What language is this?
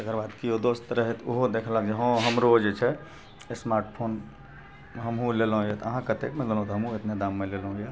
Maithili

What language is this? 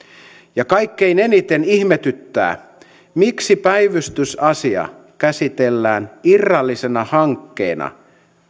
Finnish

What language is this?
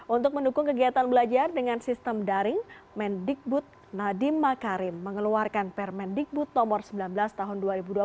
Indonesian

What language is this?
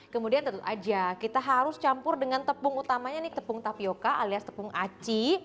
Indonesian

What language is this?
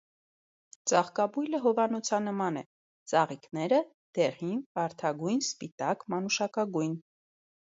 Armenian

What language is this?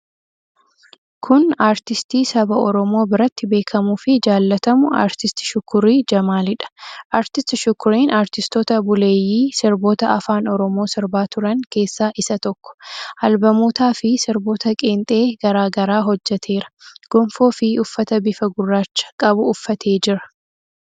Oromo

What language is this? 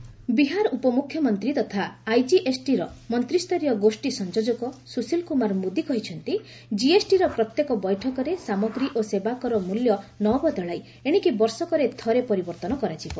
Odia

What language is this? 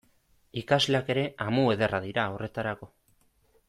Basque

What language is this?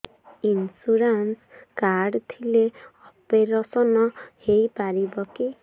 Odia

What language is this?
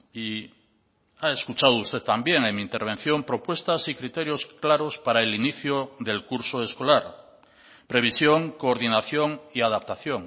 Spanish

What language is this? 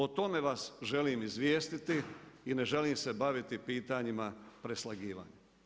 Croatian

